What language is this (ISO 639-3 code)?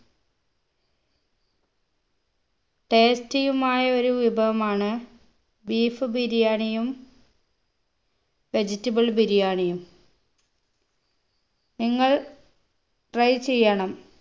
mal